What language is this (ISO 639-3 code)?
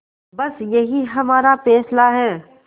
hin